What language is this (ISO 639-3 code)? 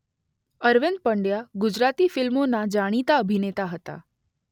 guj